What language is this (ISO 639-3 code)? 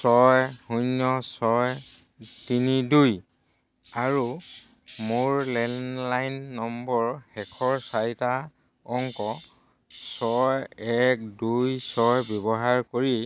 asm